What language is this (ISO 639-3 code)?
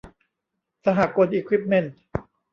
tha